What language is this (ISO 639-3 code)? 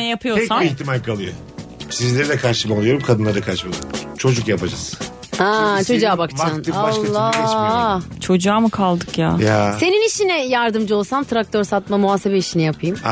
tur